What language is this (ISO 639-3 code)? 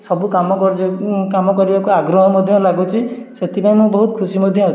ori